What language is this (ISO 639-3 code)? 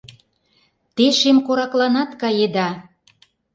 chm